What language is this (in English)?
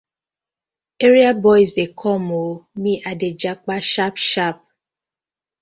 Nigerian Pidgin